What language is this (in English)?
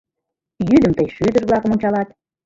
Mari